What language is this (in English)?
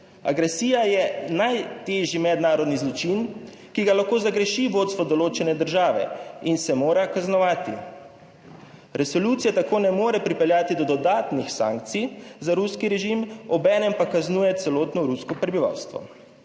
Slovenian